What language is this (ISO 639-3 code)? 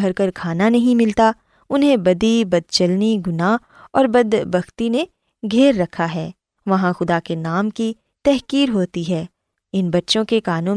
urd